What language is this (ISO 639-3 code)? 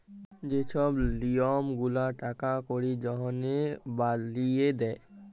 ben